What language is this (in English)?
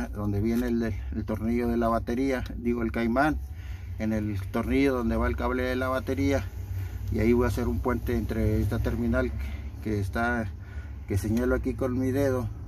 Spanish